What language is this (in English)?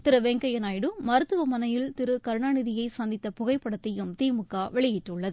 Tamil